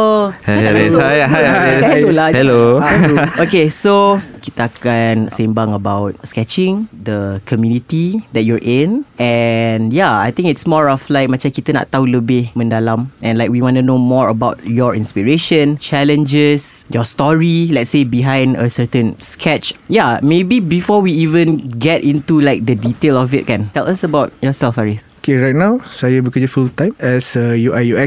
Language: Malay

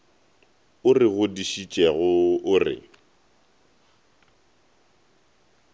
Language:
Northern Sotho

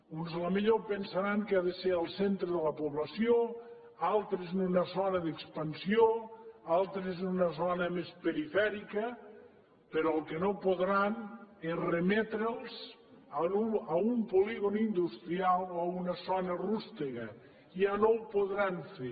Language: Catalan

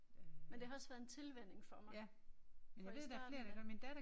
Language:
Danish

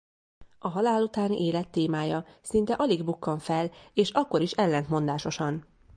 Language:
Hungarian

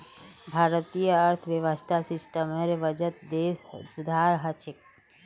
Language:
Magahi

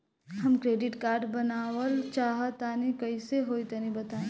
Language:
Bhojpuri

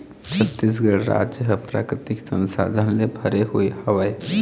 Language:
Chhattisgarhi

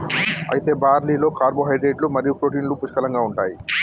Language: Telugu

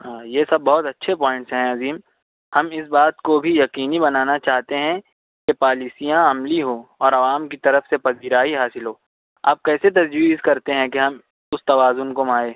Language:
Urdu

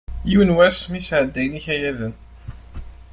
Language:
Kabyle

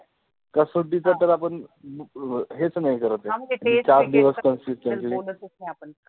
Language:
Marathi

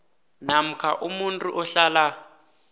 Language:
South Ndebele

